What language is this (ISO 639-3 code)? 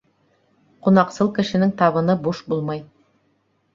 bak